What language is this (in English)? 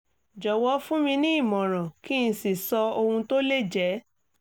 Yoruba